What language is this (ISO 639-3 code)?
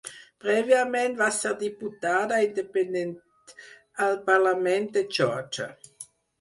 cat